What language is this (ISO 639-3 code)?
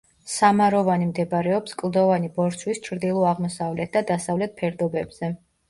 kat